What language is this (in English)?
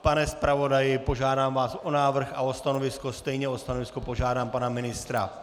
Czech